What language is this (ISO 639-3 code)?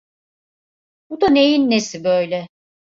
tur